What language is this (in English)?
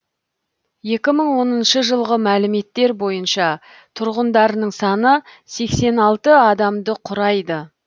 Kazakh